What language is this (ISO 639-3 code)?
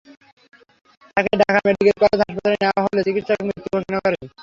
ben